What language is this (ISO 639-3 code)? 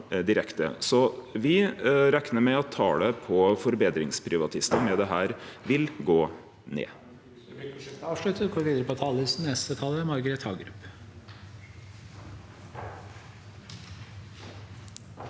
nor